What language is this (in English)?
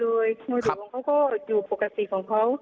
Thai